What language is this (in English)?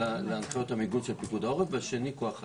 Hebrew